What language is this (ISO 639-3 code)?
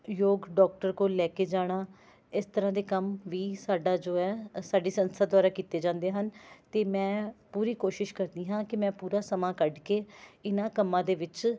pan